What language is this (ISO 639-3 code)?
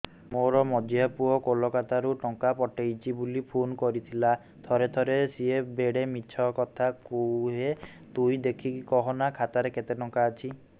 ori